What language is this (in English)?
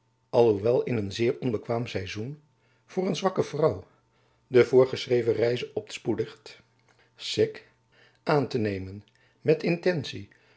Dutch